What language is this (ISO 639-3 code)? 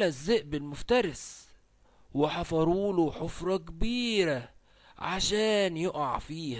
ara